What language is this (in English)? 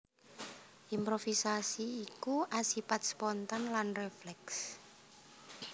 Javanese